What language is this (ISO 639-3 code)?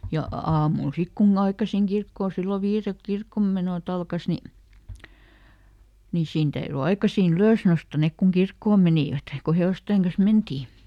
fin